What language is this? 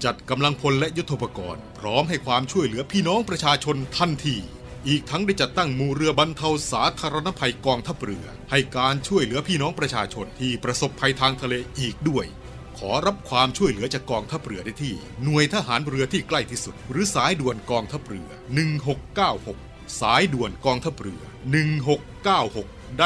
Thai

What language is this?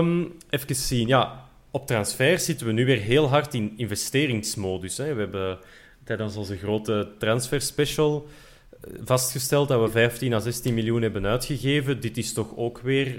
Dutch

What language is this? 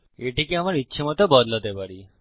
Bangla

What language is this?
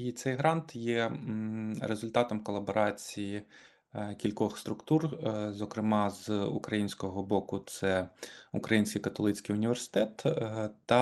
Ukrainian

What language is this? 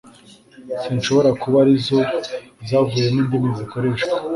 Kinyarwanda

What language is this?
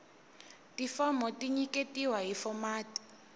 Tsonga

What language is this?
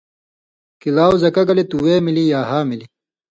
Indus Kohistani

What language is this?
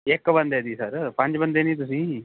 Punjabi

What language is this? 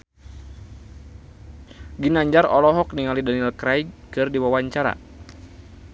Sundanese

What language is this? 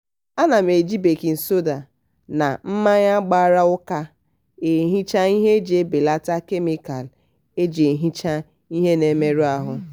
Igbo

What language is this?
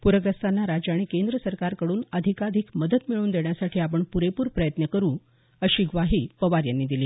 Marathi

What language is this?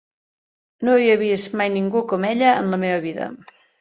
Catalan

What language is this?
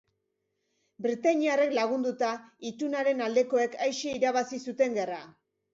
Basque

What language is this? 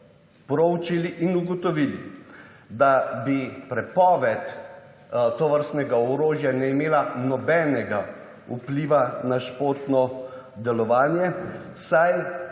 Slovenian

